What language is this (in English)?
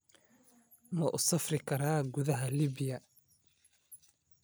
Somali